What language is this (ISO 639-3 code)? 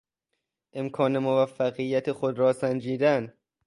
fas